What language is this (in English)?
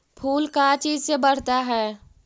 Magahi